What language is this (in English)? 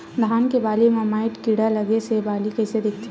Chhattisgarhi